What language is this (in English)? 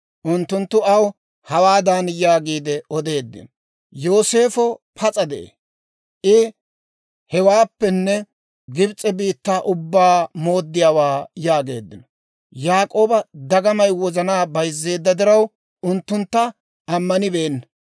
Dawro